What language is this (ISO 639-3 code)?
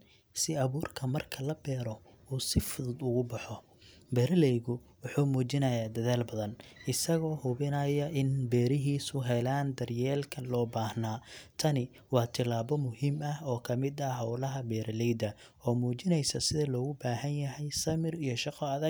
som